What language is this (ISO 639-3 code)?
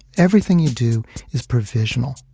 eng